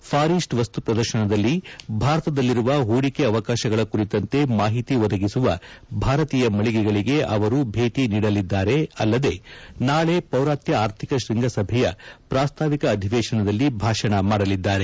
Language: Kannada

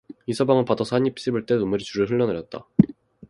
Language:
Korean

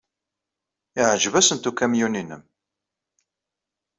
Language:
Kabyle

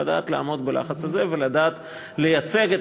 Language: Hebrew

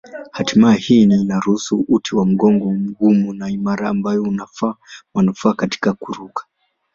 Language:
Swahili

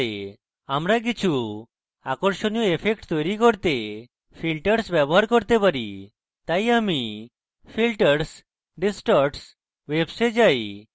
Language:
Bangla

